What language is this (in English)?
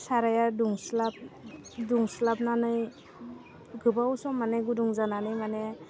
Bodo